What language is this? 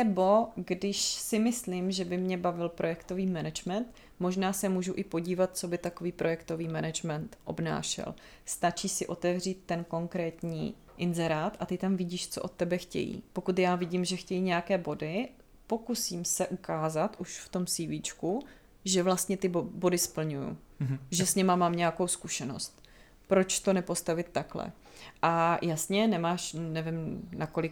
Czech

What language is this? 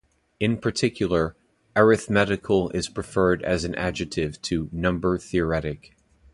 English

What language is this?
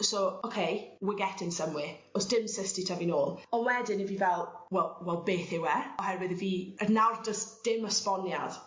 Welsh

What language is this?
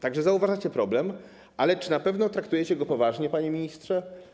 Polish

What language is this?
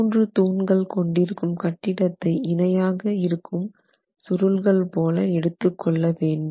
Tamil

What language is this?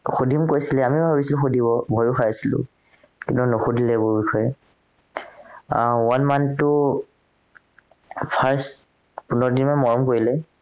Assamese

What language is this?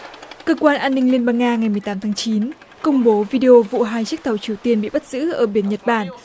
Vietnamese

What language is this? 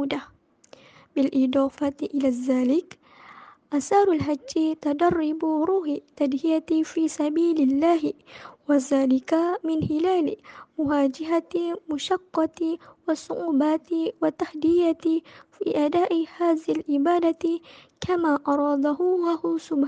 Malay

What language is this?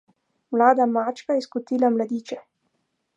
Slovenian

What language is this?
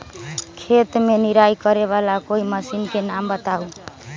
Magahi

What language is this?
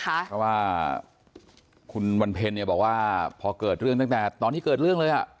Thai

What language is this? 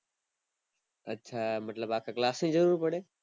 Gujarati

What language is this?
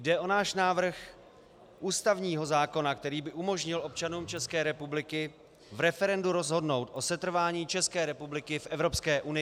Czech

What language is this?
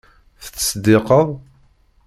Kabyle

